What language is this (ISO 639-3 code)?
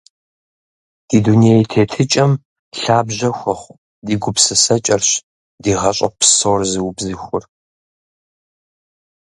kbd